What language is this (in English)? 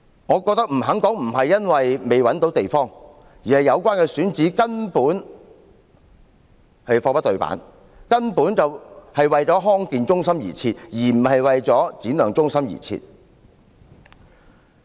Cantonese